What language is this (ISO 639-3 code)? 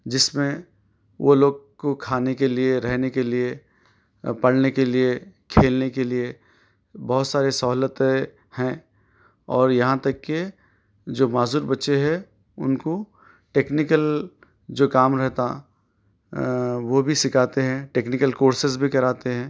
urd